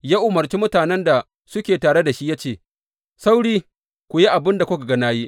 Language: Hausa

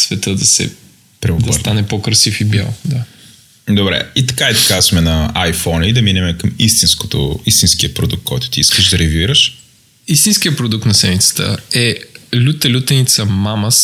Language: Bulgarian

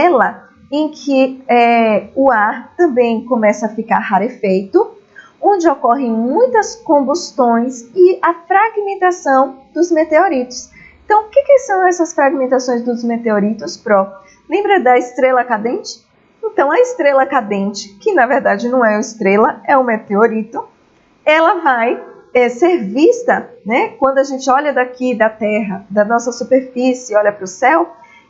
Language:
Portuguese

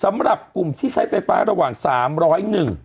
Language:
Thai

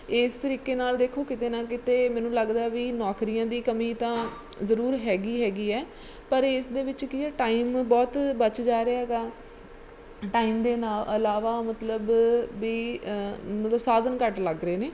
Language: Punjabi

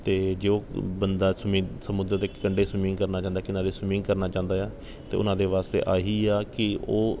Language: Punjabi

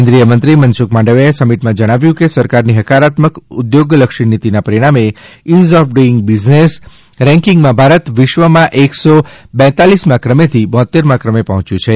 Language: Gujarati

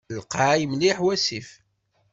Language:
Kabyle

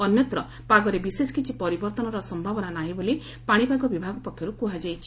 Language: Odia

